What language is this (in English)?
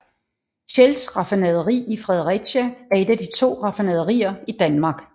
Danish